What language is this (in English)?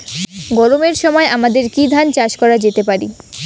Bangla